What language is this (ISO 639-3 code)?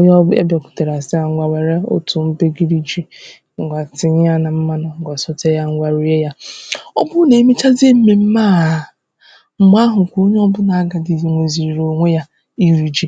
ibo